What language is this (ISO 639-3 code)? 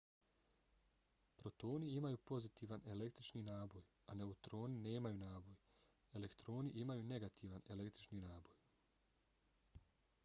bos